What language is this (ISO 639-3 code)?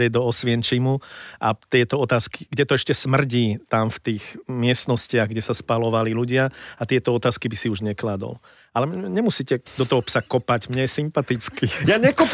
slk